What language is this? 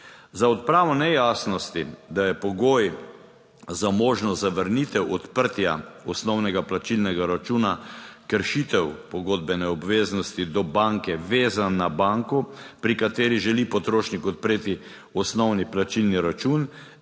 Slovenian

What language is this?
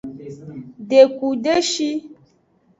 Aja (Benin)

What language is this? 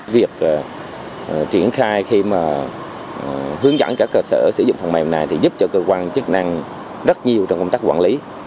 Vietnamese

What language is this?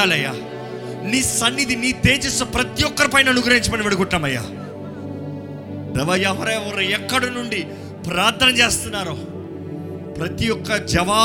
Telugu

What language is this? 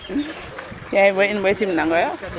Serer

